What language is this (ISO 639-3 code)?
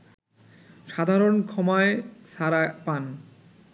ben